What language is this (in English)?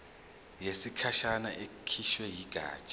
Zulu